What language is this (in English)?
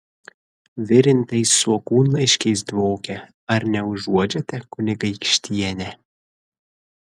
Lithuanian